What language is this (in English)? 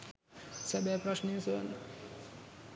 Sinhala